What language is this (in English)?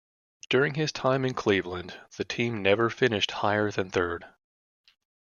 English